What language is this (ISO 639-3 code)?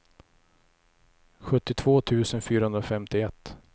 swe